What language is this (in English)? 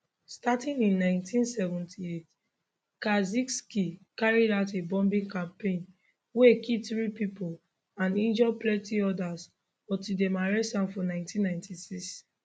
Nigerian Pidgin